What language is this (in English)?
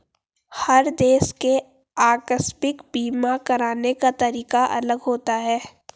Hindi